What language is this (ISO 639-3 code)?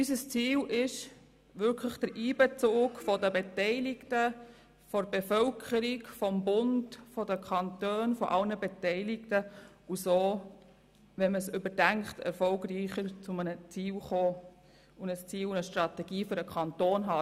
gsw